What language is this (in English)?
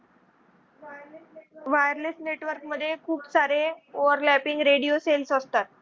Marathi